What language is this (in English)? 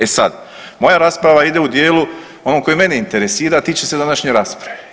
Croatian